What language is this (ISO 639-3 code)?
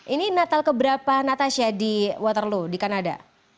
ind